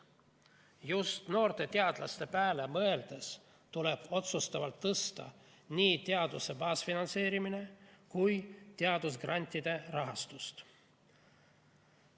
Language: Estonian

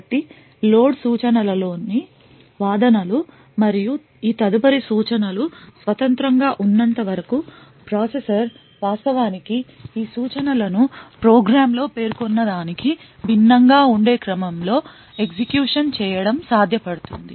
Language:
Telugu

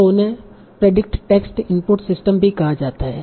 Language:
Hindi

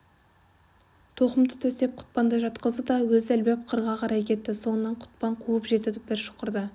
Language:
Kazakh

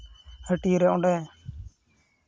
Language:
Santali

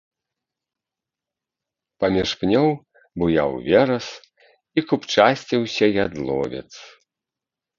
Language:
Belarusian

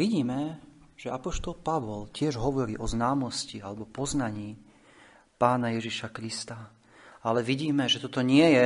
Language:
Slovak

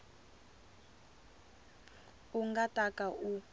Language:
Tsonga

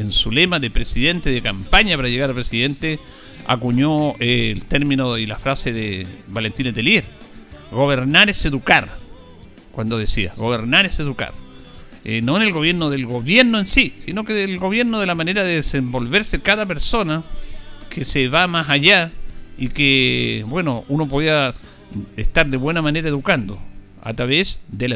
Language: Spanish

